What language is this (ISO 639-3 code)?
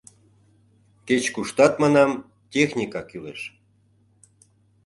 chm